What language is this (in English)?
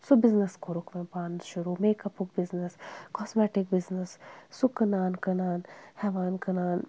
Kashmiri